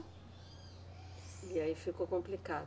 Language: Portuguese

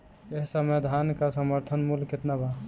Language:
Bhojpuri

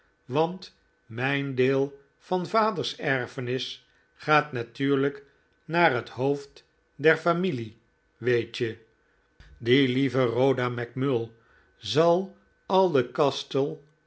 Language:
Dutch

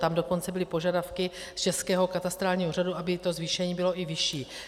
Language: Czech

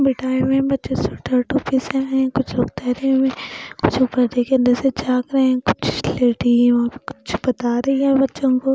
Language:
Hindi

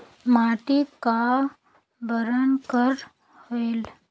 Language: Chhattisgarhi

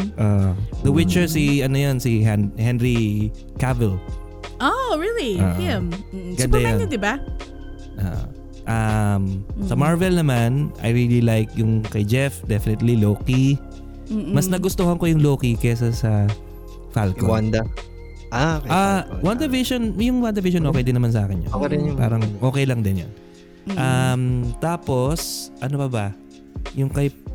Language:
Filipino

